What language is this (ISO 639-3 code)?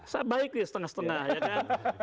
ind